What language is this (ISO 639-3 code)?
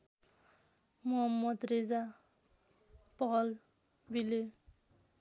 nep